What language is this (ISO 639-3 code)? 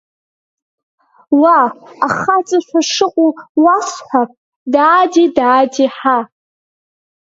abk